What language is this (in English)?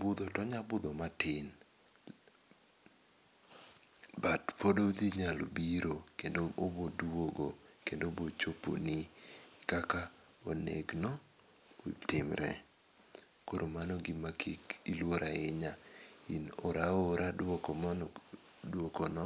Luo (Kenya and Tanzania)